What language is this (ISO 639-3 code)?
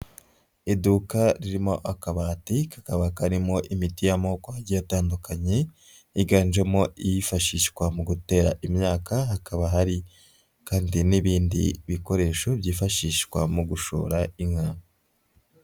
kin